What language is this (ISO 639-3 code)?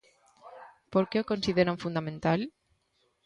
glg